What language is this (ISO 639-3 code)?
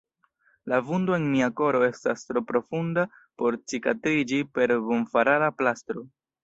epo